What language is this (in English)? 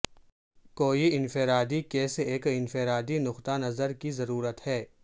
Urdu